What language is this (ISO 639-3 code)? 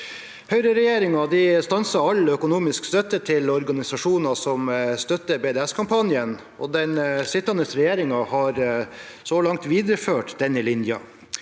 nor